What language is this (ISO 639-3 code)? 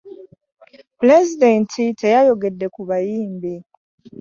lug